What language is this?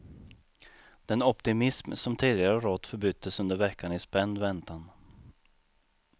Swedish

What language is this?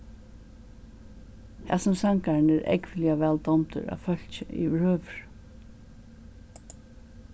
Faroese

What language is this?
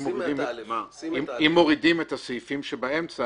Hebrew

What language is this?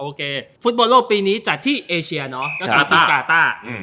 Thai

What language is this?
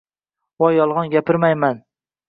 Uzbek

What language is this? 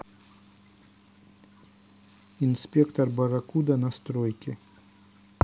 Russian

